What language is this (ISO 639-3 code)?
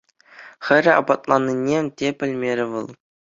chv